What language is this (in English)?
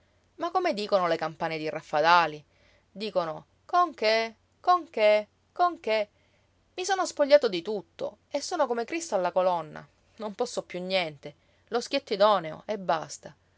Italian